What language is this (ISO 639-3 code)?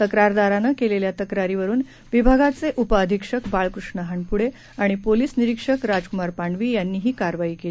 mar